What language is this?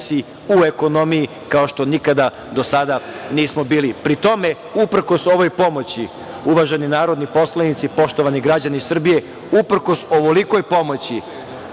Serbian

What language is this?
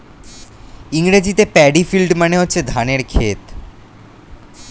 Bangla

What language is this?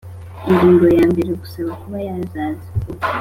Kinyarwanda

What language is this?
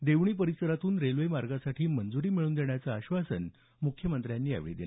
Marathi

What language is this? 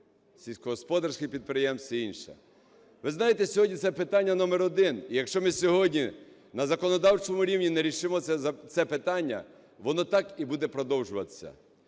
Ukrainian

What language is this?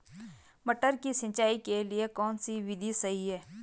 Hindi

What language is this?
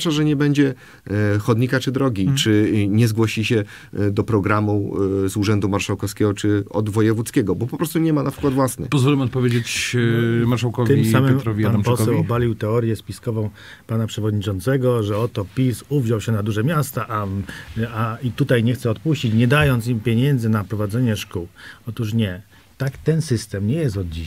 Polish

